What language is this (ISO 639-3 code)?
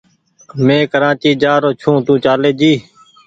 gig